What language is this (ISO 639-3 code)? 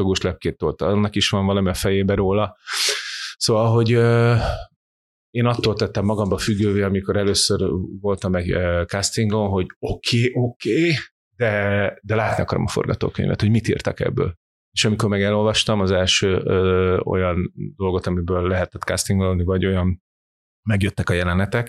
hun